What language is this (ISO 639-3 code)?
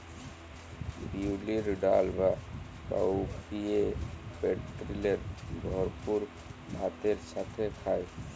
ben